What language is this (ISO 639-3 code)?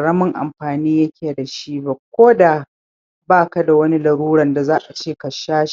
hau